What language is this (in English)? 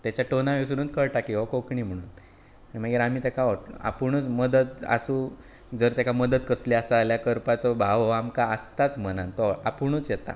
Konkani